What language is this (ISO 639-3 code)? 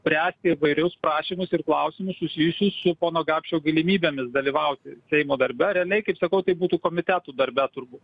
lit